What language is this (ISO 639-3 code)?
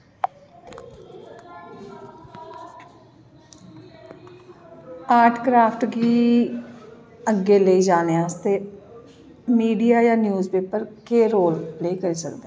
doi